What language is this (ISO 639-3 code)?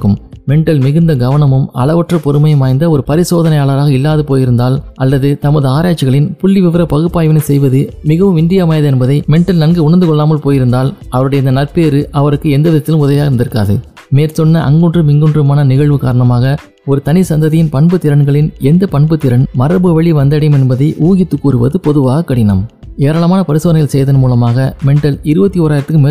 tam